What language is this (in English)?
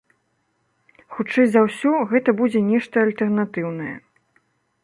Belarusian